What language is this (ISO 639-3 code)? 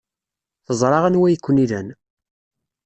kab